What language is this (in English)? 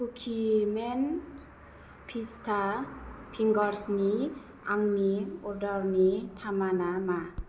Bodo